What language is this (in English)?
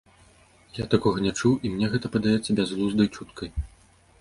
Belarusian